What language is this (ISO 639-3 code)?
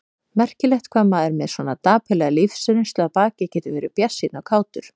isl